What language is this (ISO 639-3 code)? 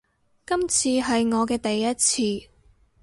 yue